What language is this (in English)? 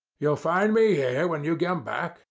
English